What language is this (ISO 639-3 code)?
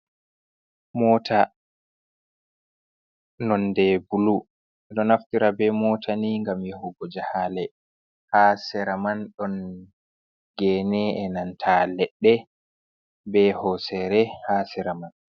ful